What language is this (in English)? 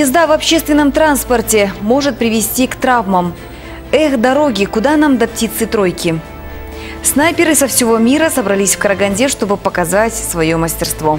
Russian